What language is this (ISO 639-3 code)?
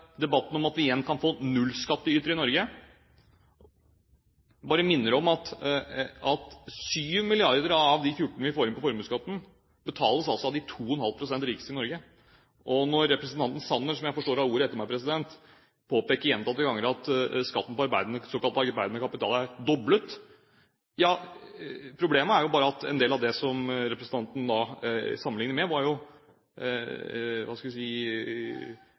nob